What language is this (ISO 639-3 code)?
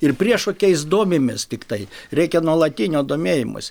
lit